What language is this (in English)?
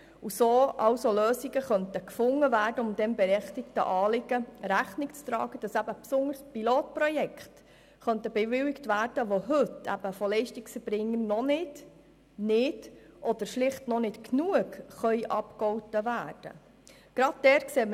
Swiss German